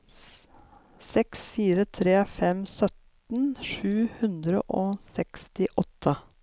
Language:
Norwegian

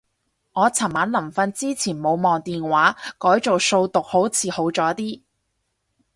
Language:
Cantonese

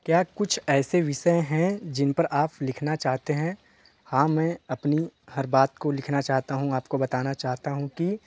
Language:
Hindi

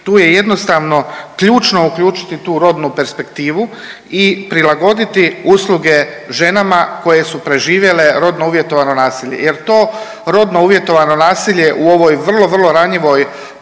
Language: Croatian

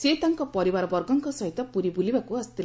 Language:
Odia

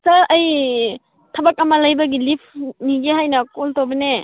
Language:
Manipuri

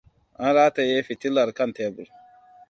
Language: Hausa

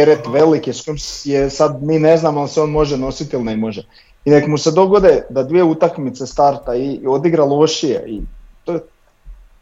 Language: Croatian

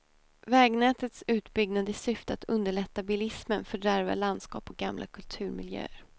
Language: Swedish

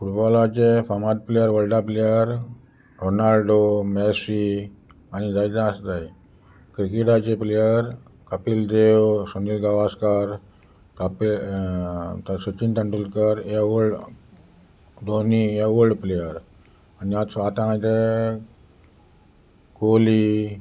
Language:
Konkani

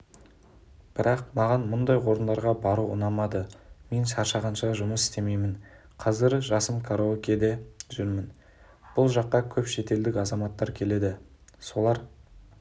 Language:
Kazakh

